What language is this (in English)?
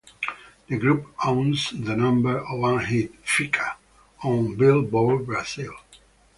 English